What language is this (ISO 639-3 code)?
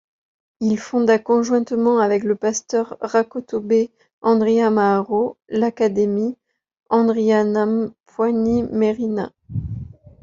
fra